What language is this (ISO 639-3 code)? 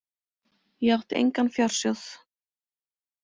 isl